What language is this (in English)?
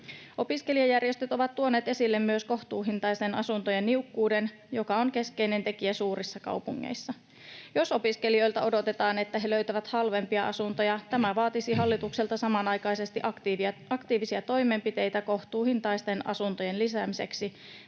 Finnish